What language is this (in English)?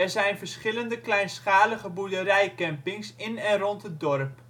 Dutch